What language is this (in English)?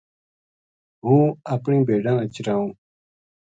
Gujari